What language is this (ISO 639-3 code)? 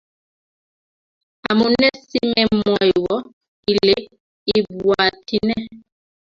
kln